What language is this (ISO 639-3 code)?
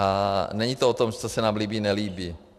ces